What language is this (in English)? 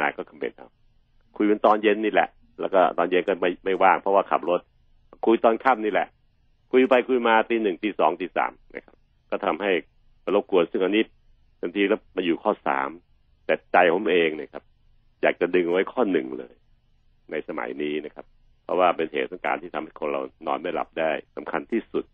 Thai